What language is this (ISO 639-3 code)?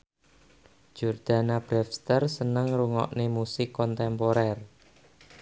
jav